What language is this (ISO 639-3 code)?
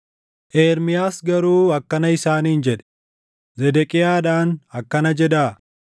orm